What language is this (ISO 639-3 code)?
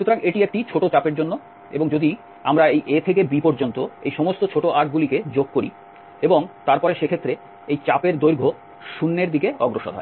ben